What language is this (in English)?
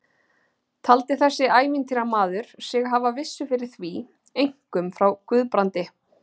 Icelandic